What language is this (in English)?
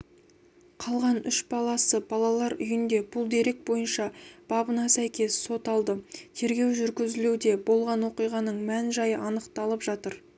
Kazakh